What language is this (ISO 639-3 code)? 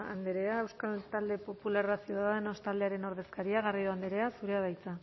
eus